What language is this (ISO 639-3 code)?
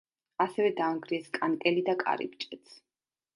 kat